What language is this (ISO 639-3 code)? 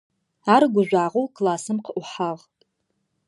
ady